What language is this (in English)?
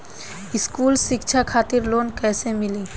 Bhojpuri